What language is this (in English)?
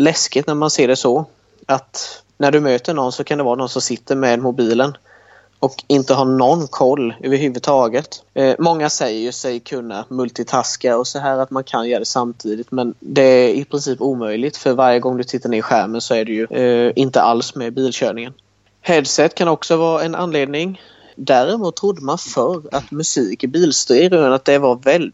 Swedish